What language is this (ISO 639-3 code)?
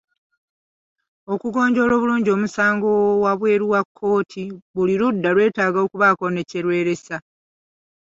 lug